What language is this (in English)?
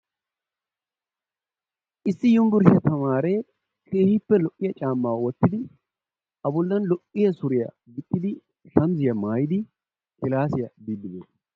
Wolaytta